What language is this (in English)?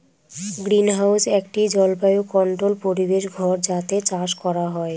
Bangla